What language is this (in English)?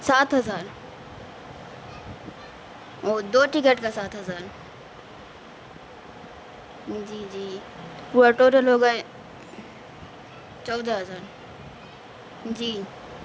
Urdu